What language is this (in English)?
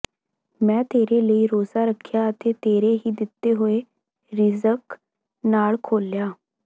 Punjabi